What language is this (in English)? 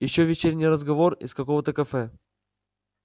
Russian